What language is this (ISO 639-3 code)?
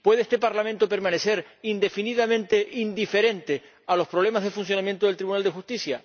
spa